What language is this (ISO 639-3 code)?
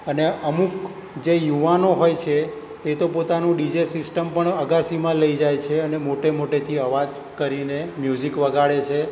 guj